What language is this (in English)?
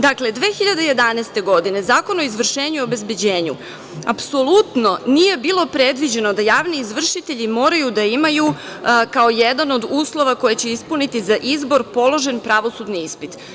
Serbian